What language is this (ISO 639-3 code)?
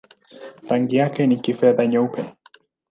swa